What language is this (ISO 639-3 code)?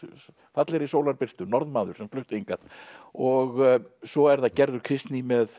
isl